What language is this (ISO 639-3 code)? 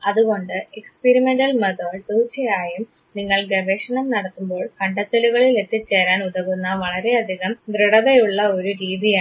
mal